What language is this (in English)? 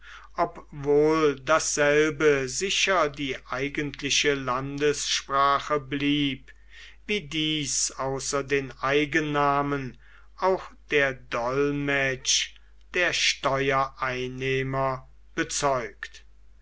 German